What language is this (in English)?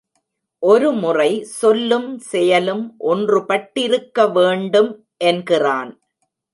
Tamil